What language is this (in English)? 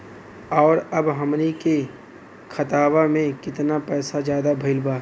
Bhojpuri